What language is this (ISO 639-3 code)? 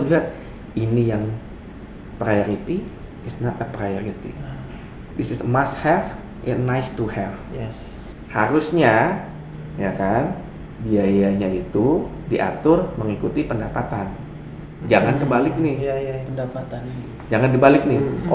ind